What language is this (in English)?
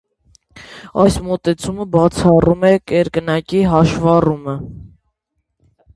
Armenian